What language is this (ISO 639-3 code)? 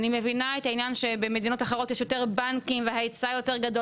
heb